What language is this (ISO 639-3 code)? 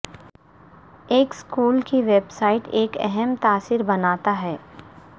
urd